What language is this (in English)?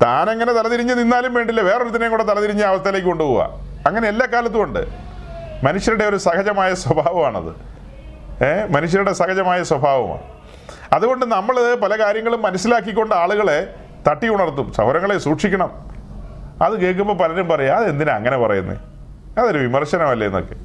Malayalam